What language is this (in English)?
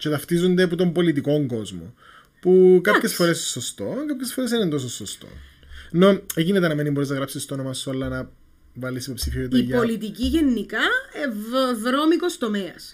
Greek